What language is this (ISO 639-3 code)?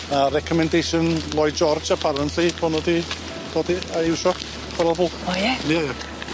cym